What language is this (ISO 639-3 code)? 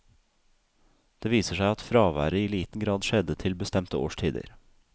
nor